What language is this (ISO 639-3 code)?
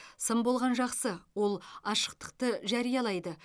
kaz